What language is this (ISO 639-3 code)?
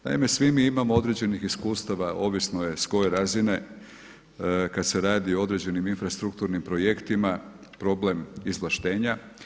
hrv